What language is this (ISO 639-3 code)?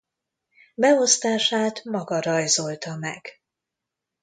hun